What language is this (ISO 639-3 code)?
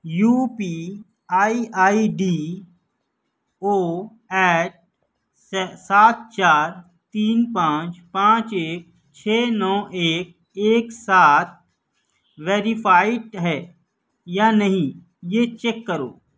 urd